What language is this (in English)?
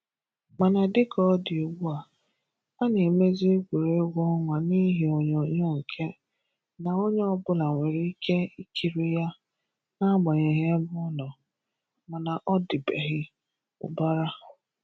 Igbo